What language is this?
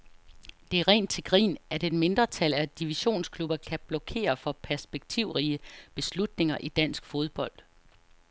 Danish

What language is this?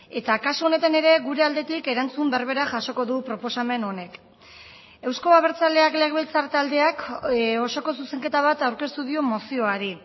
Basque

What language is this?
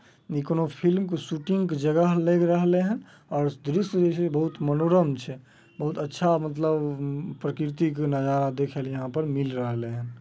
Magahi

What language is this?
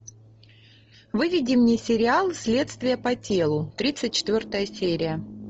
Russian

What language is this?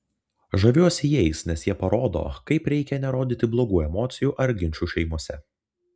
Lithuanian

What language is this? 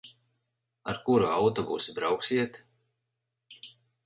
Latvian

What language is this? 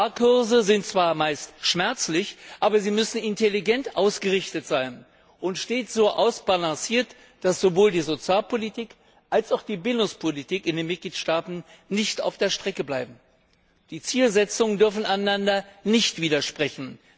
German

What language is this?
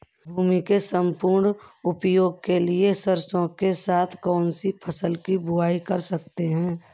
Hindi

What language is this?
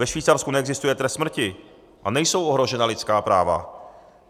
Czech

